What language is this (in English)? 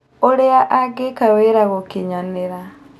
Kikuyu